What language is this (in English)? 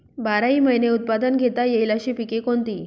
Marathi